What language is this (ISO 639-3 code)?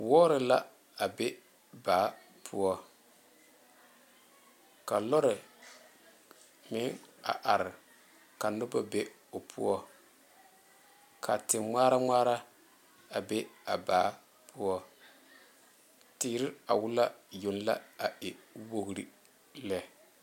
dga